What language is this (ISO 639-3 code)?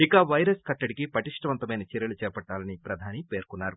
tel